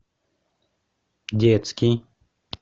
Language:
Russian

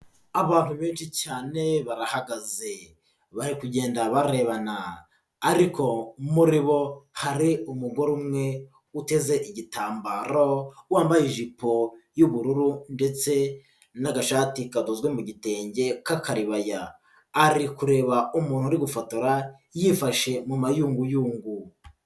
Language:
Kinyarwanda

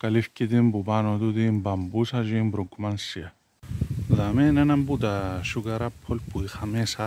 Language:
Greek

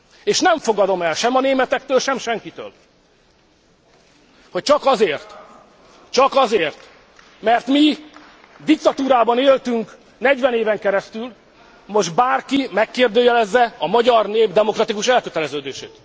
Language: Hungarian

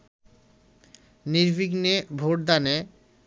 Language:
Bangla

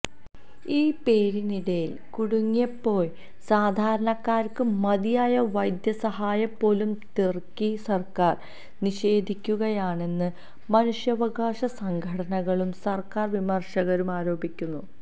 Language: Malayalam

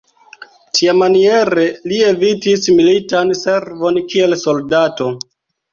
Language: Esperanto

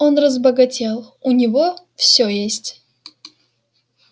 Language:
Russian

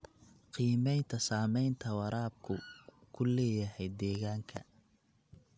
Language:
Somali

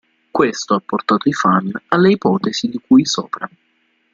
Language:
Italian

